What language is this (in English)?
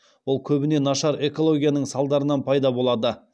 Kazakh